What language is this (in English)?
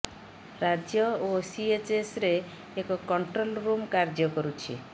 Odia